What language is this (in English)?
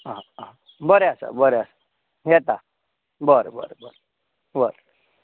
Konkani